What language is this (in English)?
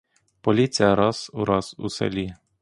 Ukrainian